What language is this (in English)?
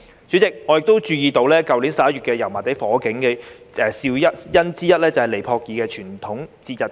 Cantonese